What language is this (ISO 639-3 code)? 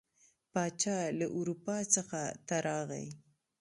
pus